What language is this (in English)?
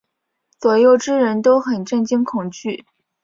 Chinese